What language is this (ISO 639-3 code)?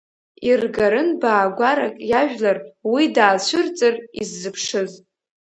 abk